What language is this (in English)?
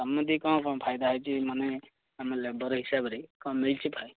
Odia